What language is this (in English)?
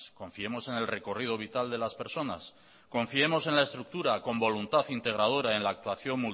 Spanish